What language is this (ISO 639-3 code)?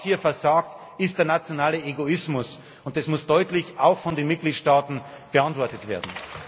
deu